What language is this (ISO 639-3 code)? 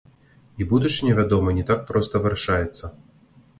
bel